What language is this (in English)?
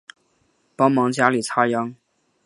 Chinese